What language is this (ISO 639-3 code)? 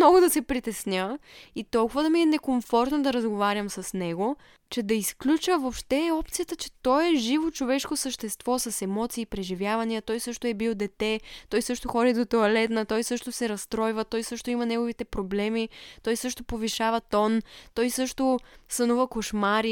bul